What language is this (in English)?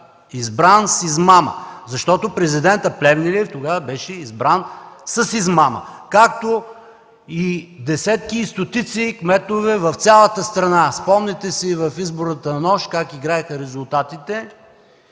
Bulgarian